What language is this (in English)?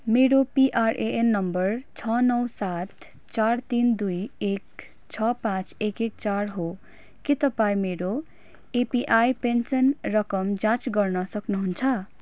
Nepali